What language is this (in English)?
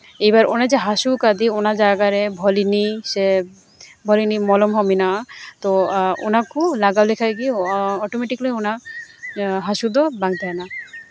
Santali